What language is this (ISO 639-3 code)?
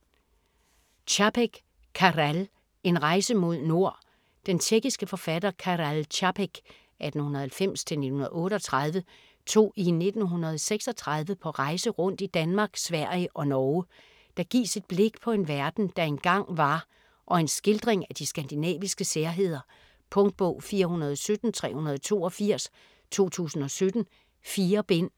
dan